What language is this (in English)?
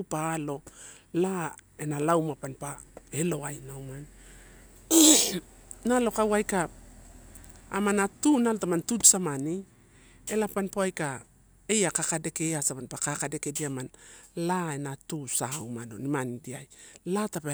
Torau